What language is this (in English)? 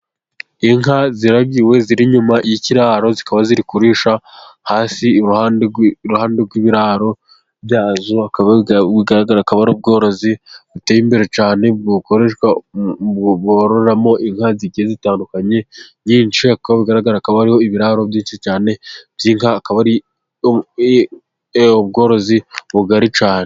Kinyarwanda